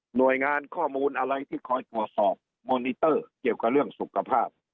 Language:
Thai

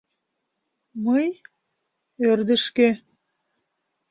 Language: Mari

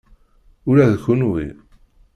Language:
Kabyle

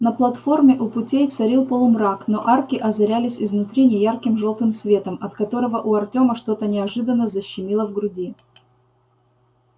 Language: Russian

